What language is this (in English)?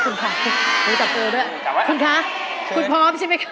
Thai